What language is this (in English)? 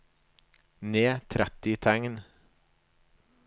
Norwegian